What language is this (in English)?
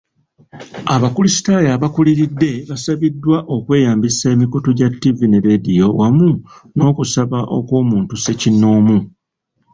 Ganda